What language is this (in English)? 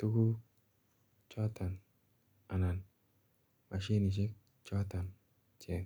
Kalenjin